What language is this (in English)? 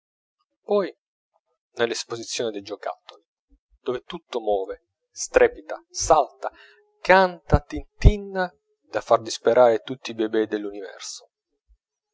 Italian